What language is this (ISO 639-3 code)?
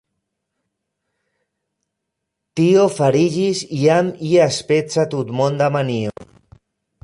epo